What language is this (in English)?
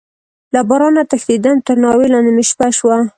Pashto